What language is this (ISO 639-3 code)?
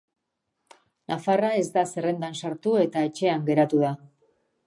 eus